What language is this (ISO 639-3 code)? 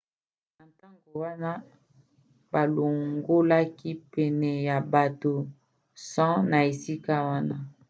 lin